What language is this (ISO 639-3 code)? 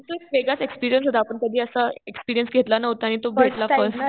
mar